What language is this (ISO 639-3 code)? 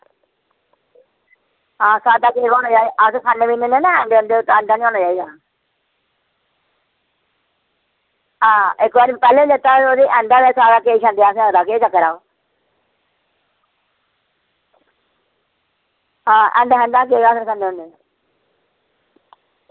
doi